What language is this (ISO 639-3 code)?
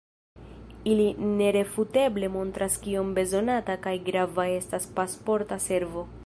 epo